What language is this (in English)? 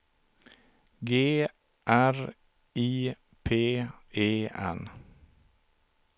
Swedish